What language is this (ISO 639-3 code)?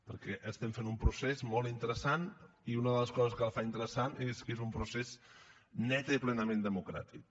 cat